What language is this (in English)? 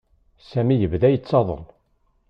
Kabyle